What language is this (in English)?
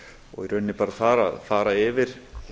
Icelandic